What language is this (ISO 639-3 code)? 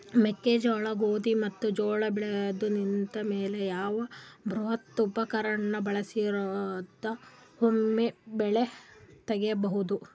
kan